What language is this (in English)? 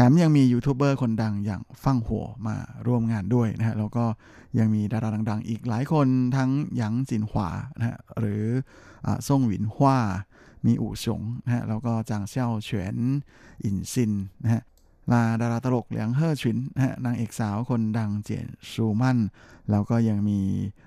Thai